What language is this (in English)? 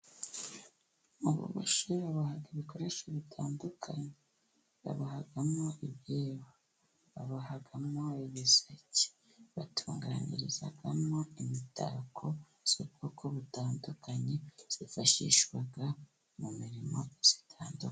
Kinyarwanda